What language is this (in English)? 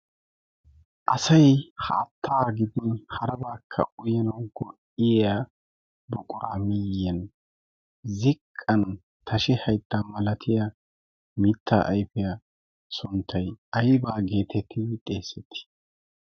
Wolaytta